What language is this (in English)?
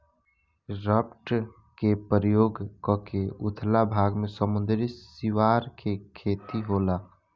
Bhojpuri